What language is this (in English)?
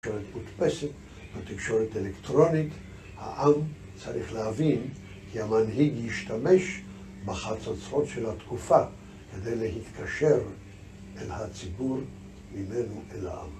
Hebrew